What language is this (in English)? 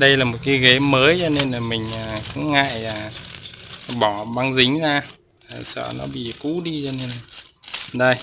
Vietnamese